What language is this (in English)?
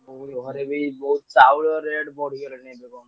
Odia